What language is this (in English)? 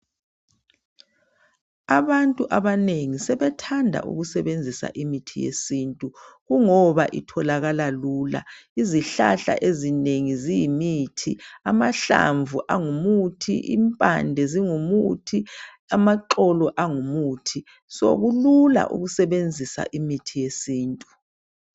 North Ndebele